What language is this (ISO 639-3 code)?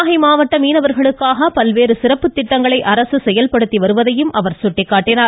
tam